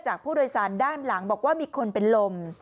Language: Thai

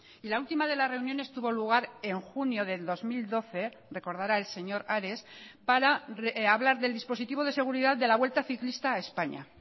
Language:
Spanish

